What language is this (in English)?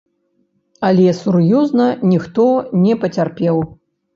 Belarusian